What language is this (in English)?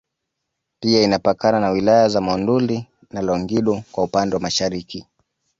Swahili